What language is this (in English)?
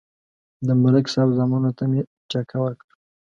Pashto